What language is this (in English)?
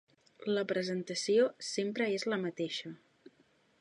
Catalan